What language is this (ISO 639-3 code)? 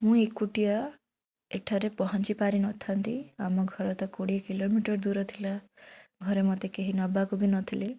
ori